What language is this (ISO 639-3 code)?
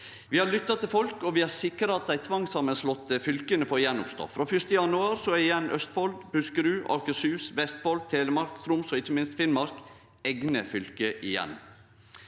nor